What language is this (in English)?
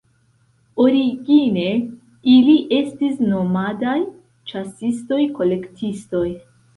Esperanto